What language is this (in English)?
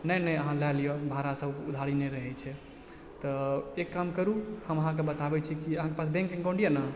Maithili